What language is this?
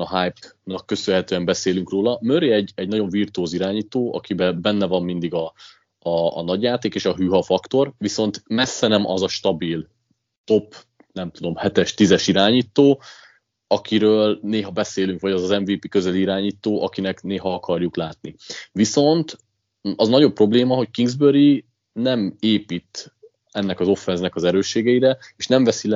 Hungarian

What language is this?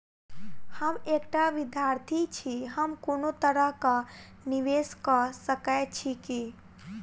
Maithili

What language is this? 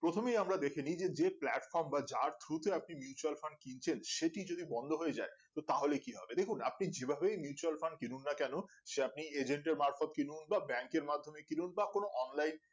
Bangla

